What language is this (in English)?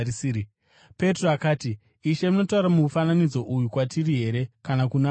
Shona